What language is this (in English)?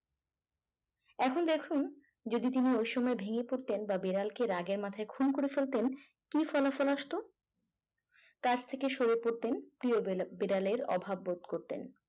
Bangla